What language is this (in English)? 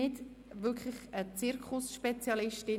Swiss German